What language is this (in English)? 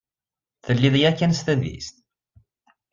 Kabyle